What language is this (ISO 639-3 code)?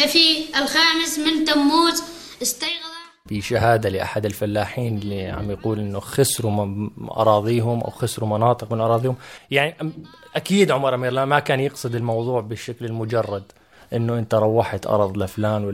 ara